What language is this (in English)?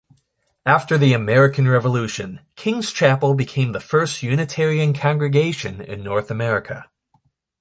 English